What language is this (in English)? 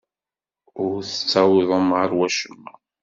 Kabyle